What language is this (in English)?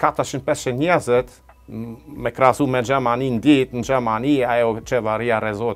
Romanian